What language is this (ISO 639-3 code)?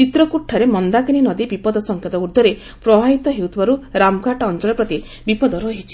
ori